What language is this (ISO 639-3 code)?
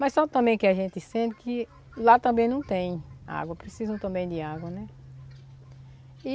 por